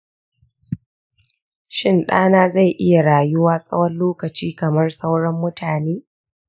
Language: Hausa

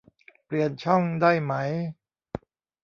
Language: Thai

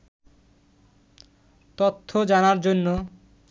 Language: Bangla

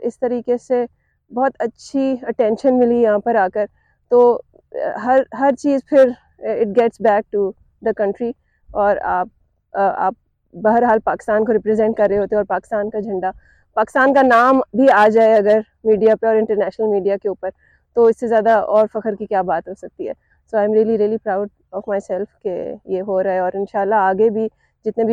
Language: Urdu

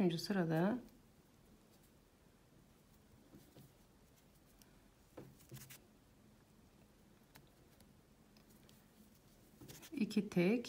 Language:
Turkish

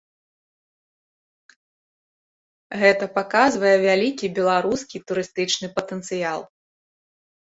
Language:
Belarusian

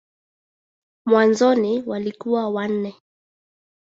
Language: Swahili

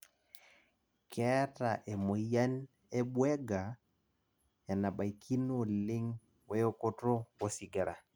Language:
Masai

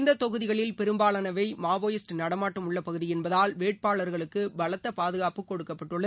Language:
Tamil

